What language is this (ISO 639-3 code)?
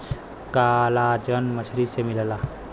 bho